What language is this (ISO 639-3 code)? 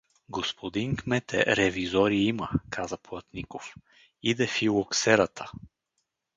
bul